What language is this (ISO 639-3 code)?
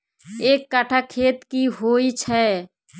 mai